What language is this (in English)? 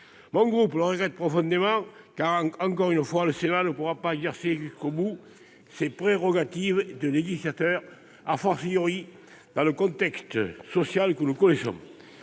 French